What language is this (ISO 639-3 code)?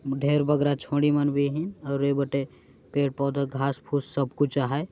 sck